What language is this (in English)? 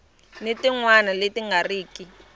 Tsonga